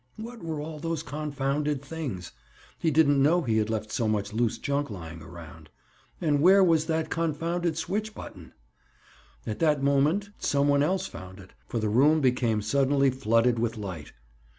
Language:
English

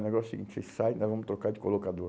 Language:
Portuguese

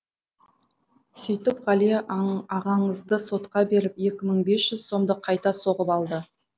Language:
Kazakh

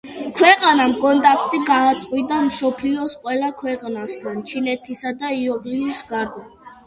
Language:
Georgian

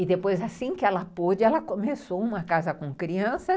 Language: Portuguese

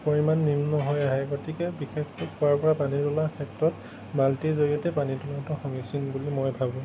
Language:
Assamese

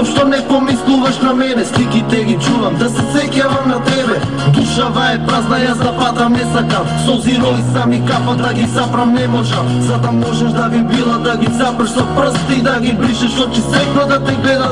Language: Bulgarian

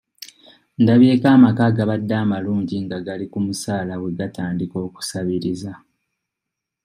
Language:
Ganda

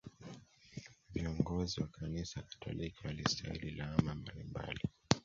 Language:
Swahili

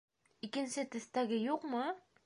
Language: Bashkir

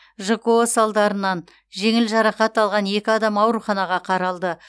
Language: Kazakh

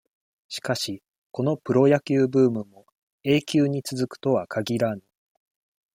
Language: Japanese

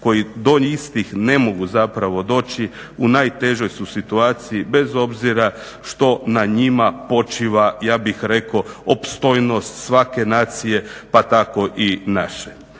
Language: Croatian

